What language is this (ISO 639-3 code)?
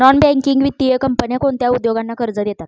mar